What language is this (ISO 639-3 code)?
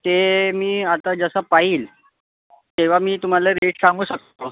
mar